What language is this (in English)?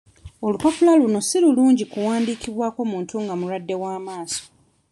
Ganda